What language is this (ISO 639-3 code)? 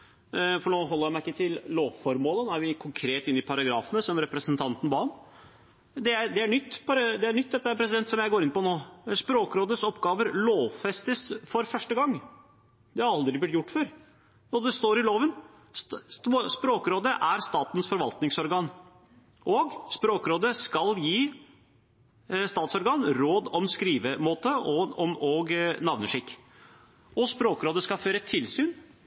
nno